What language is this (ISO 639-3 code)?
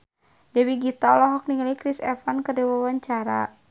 sun